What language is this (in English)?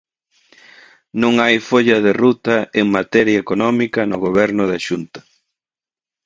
Galician